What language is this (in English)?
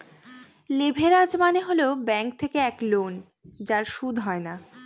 Bangla